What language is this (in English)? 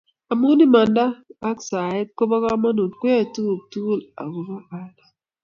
Kalenjin